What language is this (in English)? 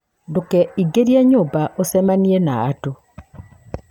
Kikuyu